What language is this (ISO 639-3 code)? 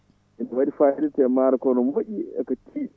ful